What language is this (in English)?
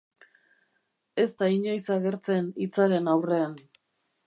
Basque